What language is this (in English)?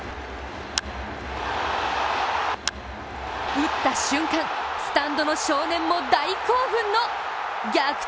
Japanese